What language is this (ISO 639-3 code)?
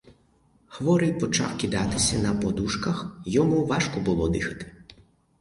ukr